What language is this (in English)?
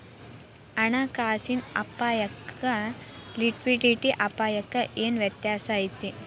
Kannada